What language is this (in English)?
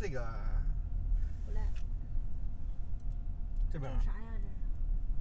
Chinese